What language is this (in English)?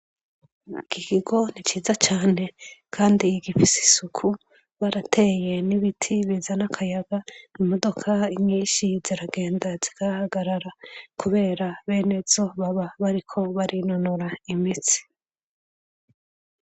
Rundi